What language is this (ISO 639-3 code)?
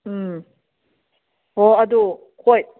mni